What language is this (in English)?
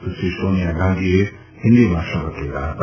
Gujarati